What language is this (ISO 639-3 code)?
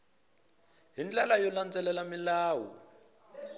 tso